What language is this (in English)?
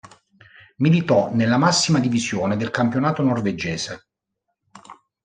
Italian